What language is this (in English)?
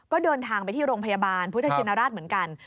Thai